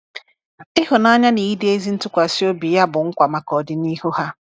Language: Igbo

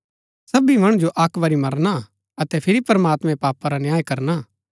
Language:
Gaddi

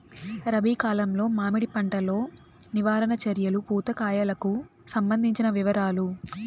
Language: Telugu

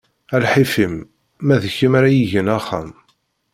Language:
Kabyle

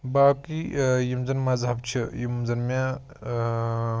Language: Kashmiri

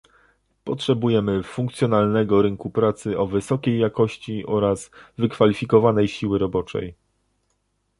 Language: Polish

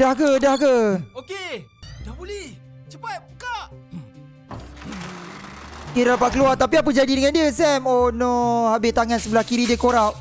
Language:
Malay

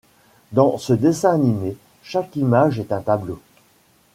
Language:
French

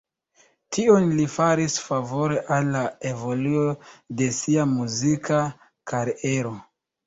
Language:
Esperanto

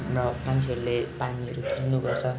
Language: Nepali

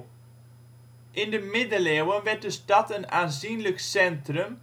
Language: Dutch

